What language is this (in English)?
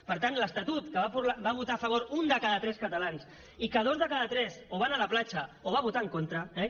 Catalan